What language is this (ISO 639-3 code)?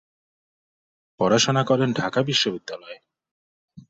ben